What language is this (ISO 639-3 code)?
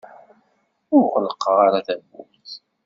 kab